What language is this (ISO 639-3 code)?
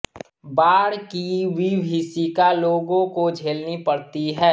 hin